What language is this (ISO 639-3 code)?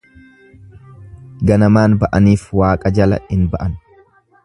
orm